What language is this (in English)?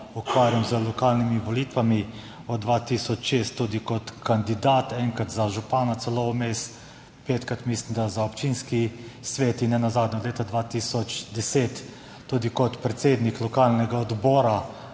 Slovenian